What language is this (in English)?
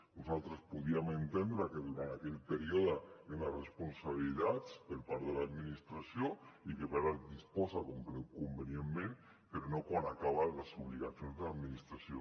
Catalan